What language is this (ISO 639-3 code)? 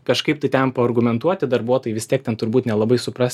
lit